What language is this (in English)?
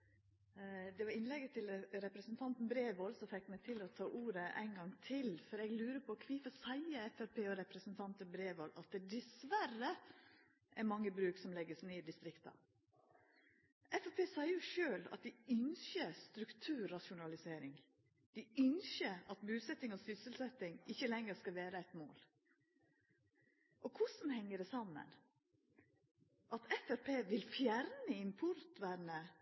Norwegian